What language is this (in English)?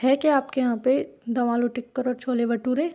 Hindi